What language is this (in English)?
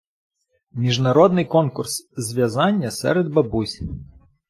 Ukrainian